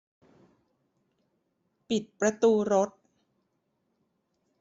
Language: Thai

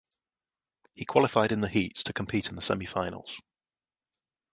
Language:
English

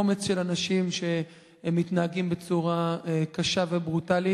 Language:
Hebrew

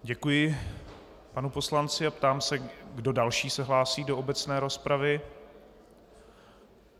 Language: Czech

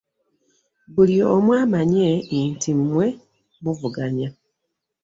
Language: Ganda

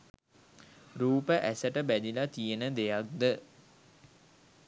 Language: Sinhala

